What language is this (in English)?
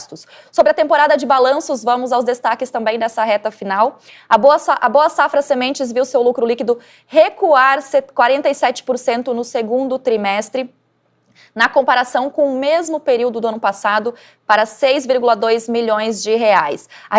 Portuguese